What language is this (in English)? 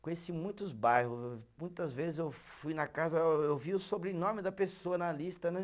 Portuguese